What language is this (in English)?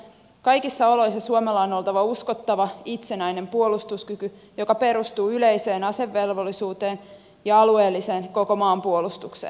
Finnish